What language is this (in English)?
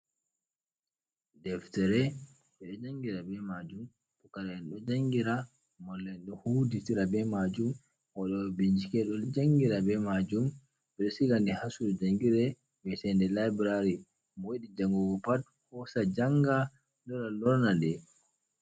Fula